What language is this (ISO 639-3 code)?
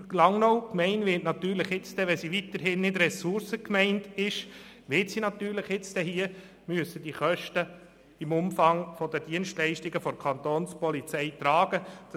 gsw